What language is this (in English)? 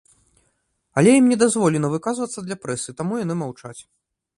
Belarusian